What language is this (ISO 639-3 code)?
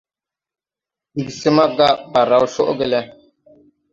tui